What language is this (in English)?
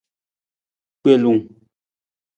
Nawdm